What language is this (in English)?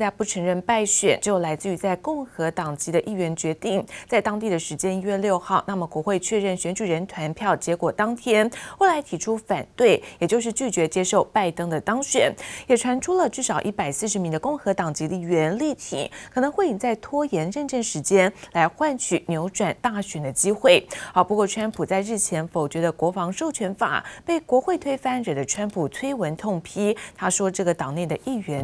Chinese